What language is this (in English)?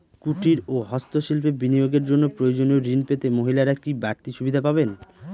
Bangla